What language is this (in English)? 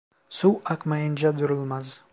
Turkish